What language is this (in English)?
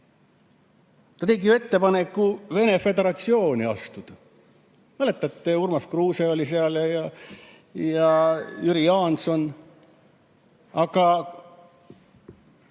Estonian